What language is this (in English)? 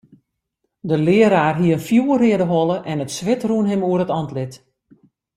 Western Frisian